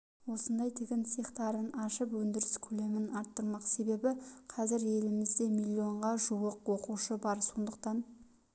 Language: Kazakh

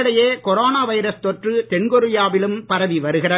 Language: Tamil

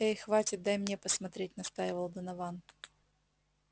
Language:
Russian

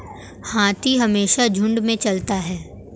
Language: Hindi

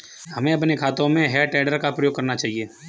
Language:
Hindi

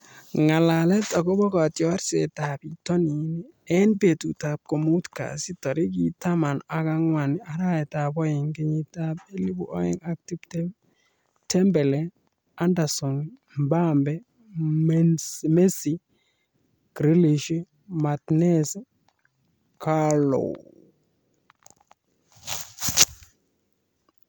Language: Kalenjin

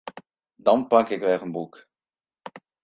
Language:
Western Frisian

